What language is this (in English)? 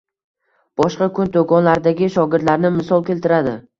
Uzbek